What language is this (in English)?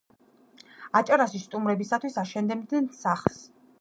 Georgian